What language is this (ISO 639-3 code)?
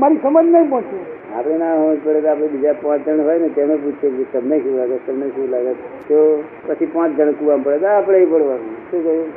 guj